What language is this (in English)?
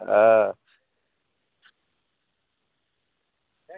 Bangla